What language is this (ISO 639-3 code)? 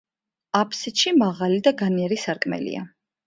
kat